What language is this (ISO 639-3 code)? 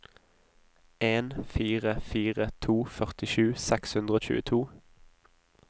nor